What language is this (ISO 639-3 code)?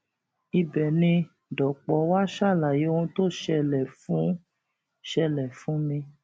yor